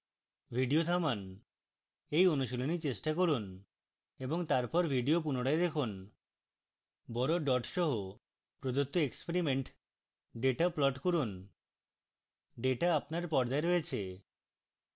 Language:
Bangla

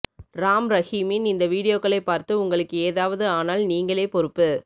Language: Tamil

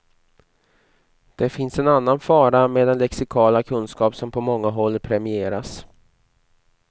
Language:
Swedish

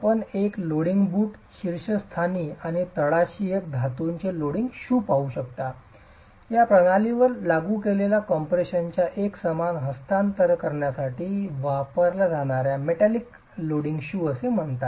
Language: Marathi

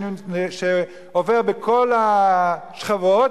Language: Hebrew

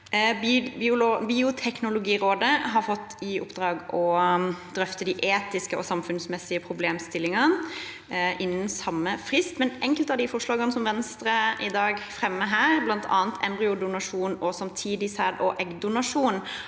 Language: Norwegian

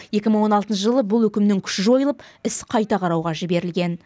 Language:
Kazakh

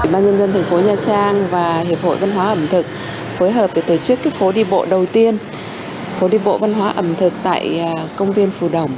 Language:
Vietnamese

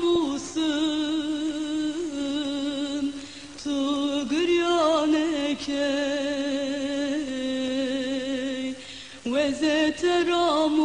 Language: Swedish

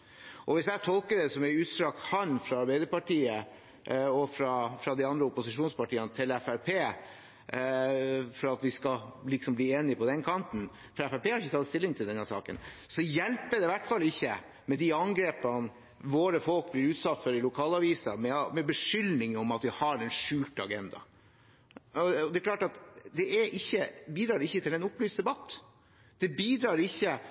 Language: Norwegian Bokmål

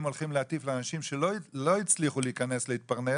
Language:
Hebrew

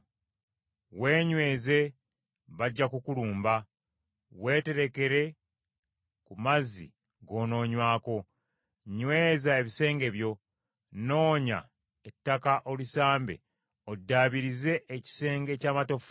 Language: Ganda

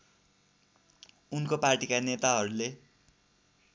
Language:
Nepali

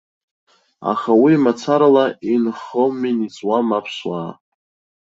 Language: Abkhazian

